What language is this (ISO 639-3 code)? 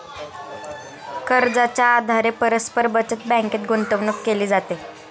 mar